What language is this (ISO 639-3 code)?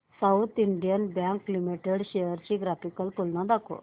mar